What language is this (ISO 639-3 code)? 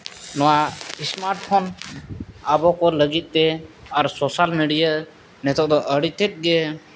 sat